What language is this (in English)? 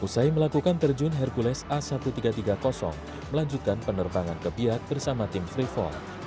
Indonesian